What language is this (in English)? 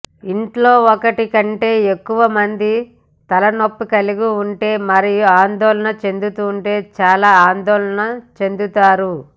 Telugu